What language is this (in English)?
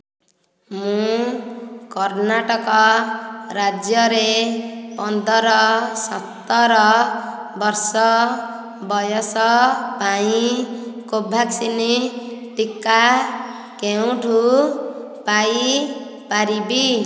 Odia